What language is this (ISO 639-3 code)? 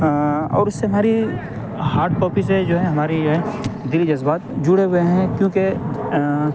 urd